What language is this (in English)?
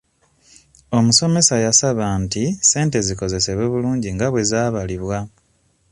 Ganda